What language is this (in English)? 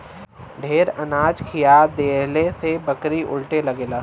Bhojpuri